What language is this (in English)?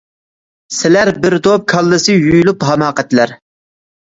Uyghur